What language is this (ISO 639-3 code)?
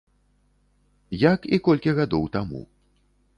bel